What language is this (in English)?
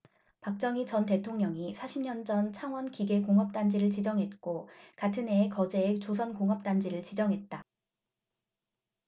Korean